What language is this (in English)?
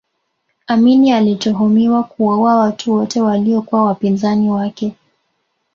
Swahili